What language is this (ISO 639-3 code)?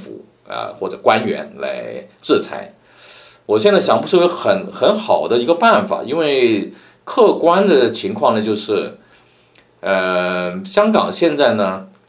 zho